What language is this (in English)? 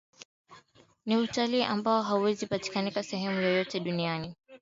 Swahili